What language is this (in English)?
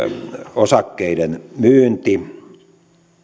Finnish